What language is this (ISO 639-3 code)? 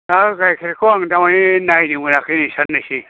brx